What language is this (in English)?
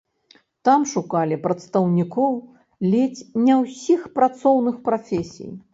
Belarusian